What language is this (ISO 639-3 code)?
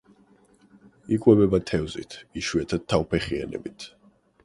kat